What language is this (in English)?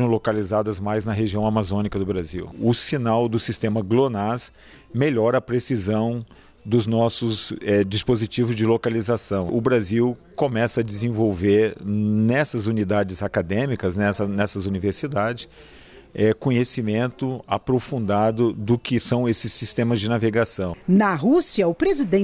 Portuguese